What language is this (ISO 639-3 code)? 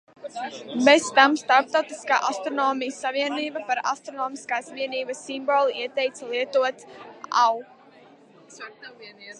lav